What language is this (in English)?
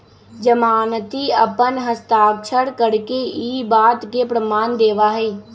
Magahi